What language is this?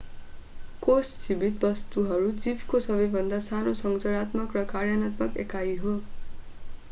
Nepali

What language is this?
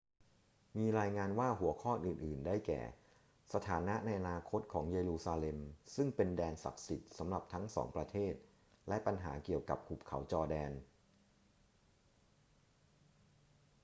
Thai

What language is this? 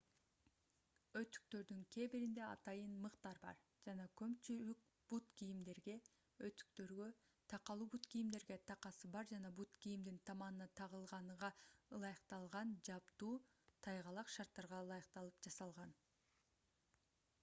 Kyrgyz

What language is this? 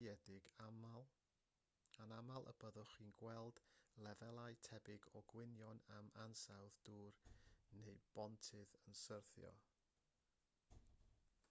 Welsh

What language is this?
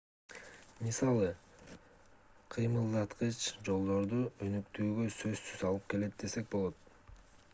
Kyrgyz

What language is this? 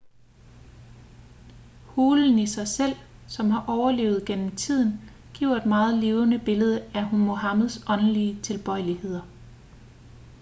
Danish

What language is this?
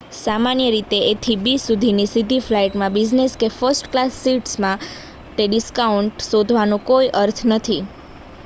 Gujarati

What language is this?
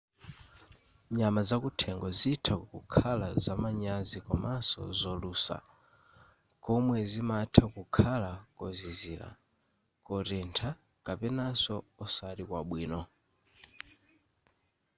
Nyanja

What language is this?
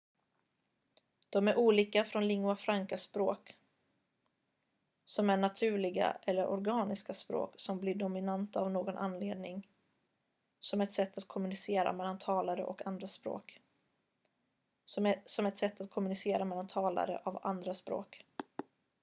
Swedish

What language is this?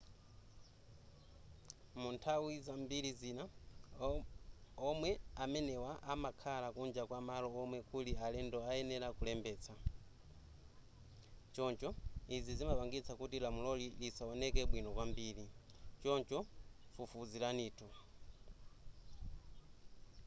Nyanja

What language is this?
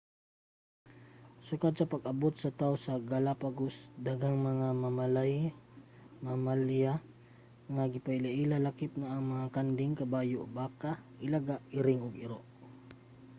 Cebuano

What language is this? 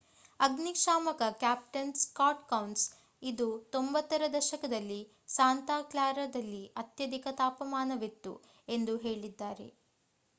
Kannada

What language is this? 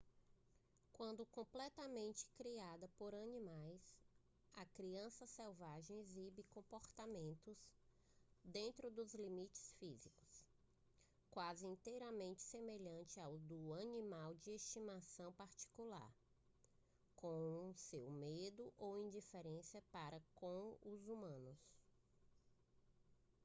Portuguese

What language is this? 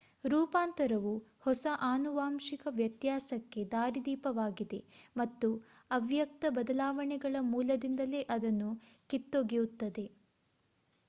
Kannada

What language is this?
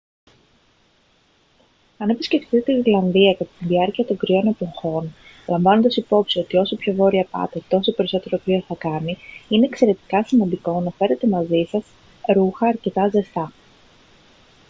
Greek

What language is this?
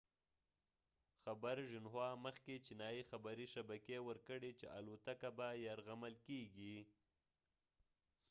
Pashto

